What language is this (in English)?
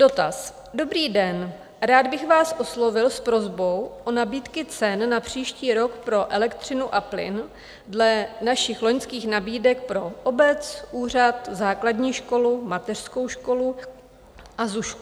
Czech